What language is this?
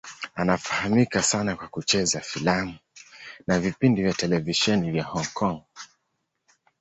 Swahili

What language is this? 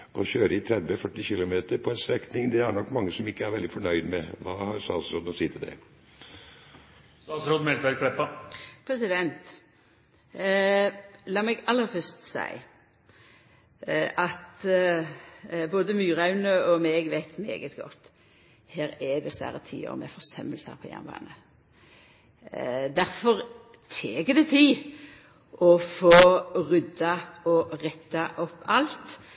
Norwegian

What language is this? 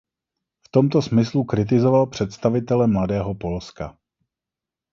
Czech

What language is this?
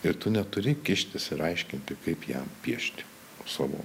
Lithuanian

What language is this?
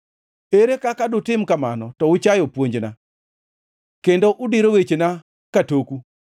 Luo (Kenya and Tanzania)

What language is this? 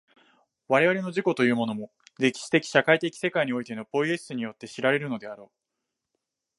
Japanese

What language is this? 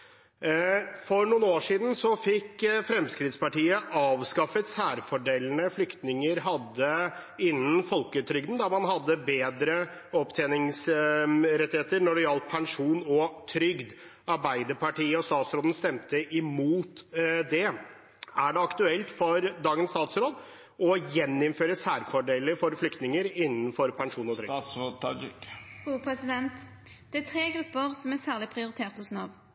Norwegian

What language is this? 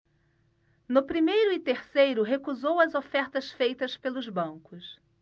Portuguese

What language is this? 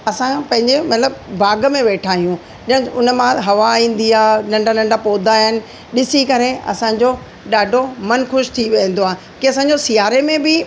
Sindhi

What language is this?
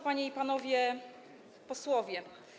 Polish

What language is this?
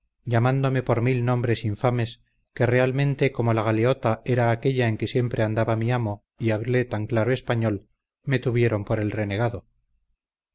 Spanish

